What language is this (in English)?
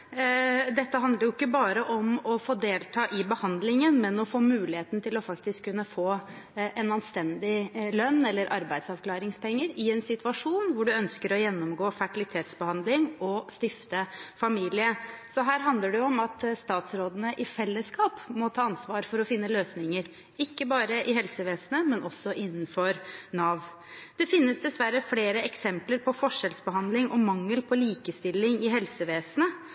Norwegian Bokmål